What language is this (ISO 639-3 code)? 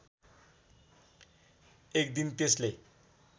nep